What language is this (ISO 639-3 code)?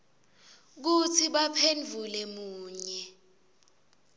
ssw